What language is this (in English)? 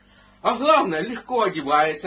Russian